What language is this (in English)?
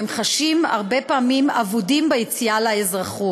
Hebrew